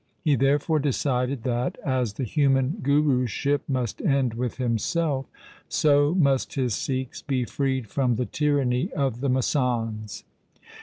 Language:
English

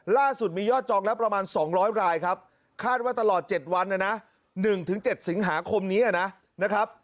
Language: Thai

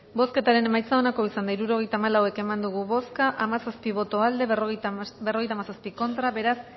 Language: Basque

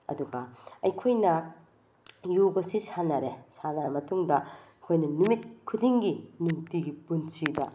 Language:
Manipuri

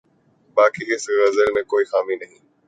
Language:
Urdu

